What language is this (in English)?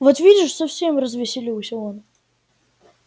Russian